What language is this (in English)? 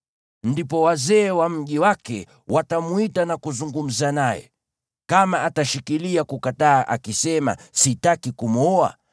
Swahili